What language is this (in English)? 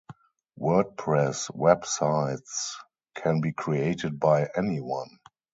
English